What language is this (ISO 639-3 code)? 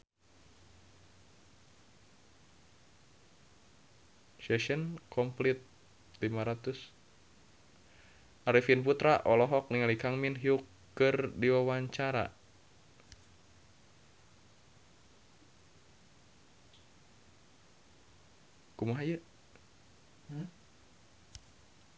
sun